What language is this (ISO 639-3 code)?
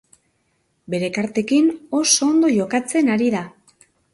eus